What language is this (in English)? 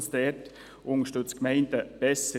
Swiss German